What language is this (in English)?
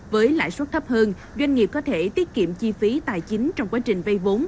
Vietnamese